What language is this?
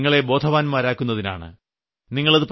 Malayalam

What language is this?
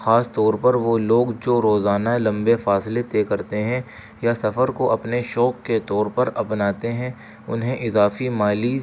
Urdu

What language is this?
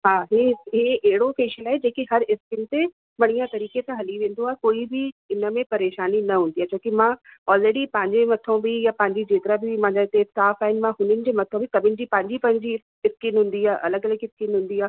Sindhi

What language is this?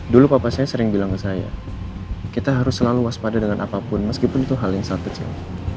Indonesian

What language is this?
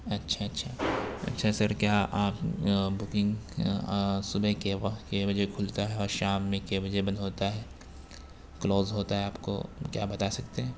Urdu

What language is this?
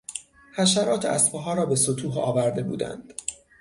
Persian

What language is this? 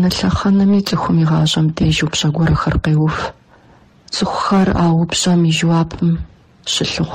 Arabic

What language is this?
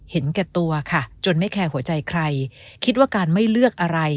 Thai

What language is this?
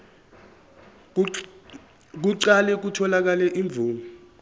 Zulu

